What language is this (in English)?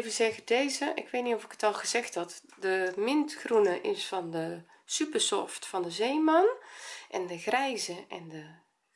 Dutch